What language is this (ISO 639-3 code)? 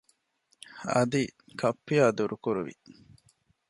div